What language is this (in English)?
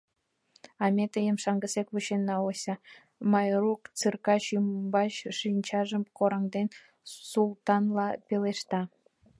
Mari